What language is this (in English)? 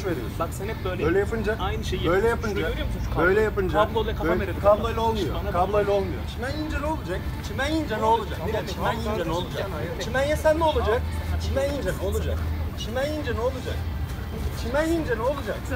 Turkish